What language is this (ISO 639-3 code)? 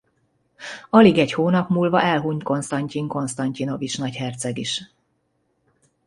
hun